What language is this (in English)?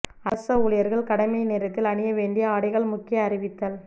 Tamil